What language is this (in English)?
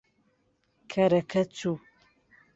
Central Kurdish